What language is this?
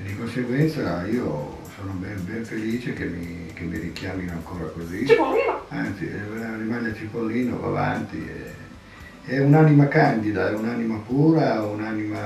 Italian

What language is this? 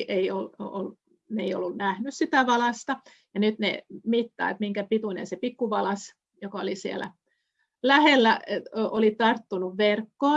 Finnish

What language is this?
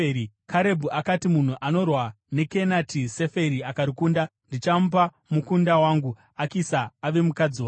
Shona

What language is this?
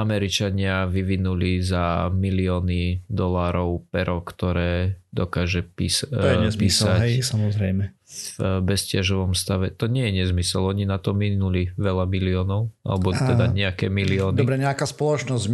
Slovak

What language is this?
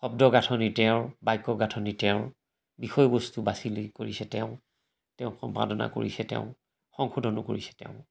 Assamese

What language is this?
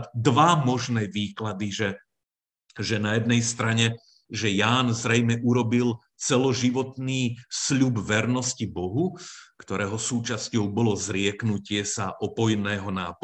Slovak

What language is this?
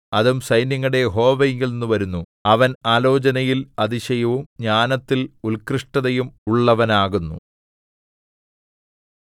Malayalam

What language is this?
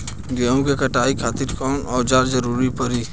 Bhojpuri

